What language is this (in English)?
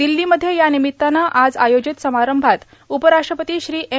Marathi